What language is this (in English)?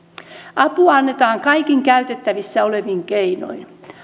Finnish